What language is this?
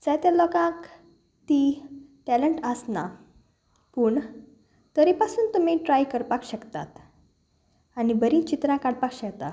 Konkani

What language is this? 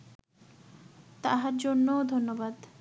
Bangla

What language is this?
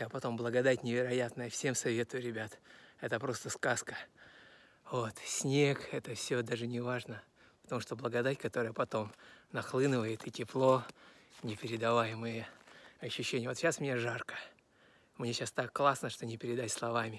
Russian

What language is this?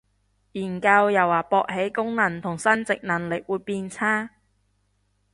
Cantonese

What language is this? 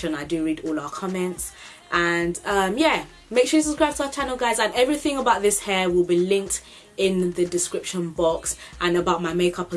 English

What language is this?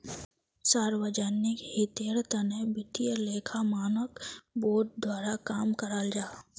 Magahi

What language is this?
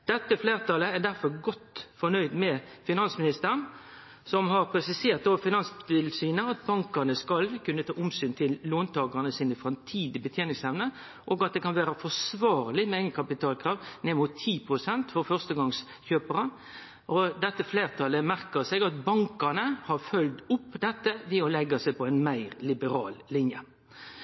Norwegian Nynorsk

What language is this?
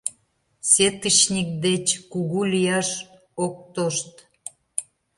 Mari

